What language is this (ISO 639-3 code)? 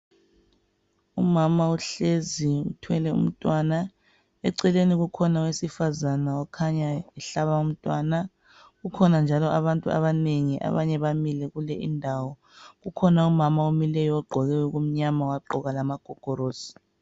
nde